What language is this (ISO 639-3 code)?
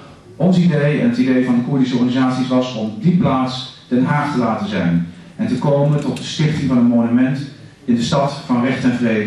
nld